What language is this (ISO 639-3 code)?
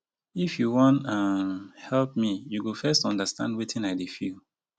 pcm